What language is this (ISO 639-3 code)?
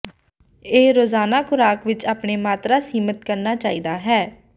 pan